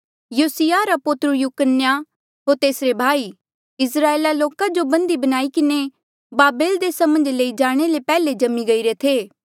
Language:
Mandeali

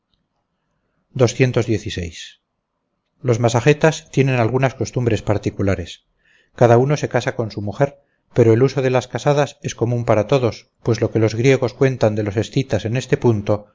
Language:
Spanish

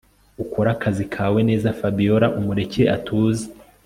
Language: Kinyarwanda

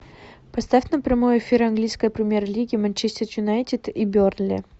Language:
Russian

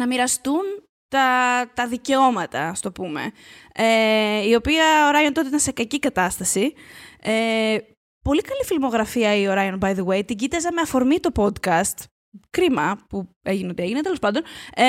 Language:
Greek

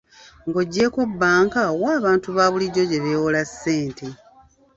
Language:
Ganda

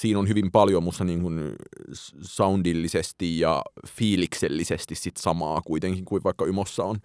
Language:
Finnish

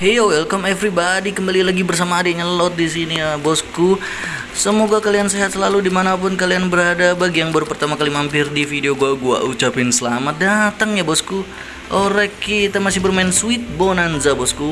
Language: Indonesian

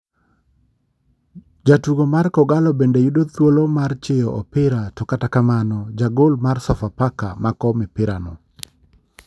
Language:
Luo (Kenya and Tanzania)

